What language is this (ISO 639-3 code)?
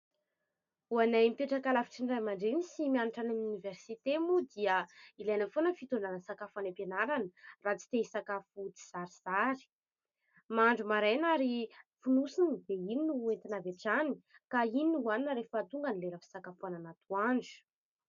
mlg